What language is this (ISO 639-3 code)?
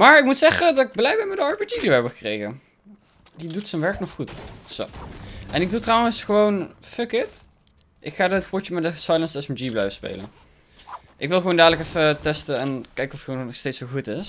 nld